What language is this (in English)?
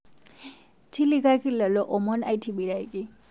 Masai